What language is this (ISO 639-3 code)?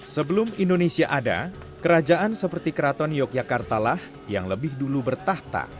ind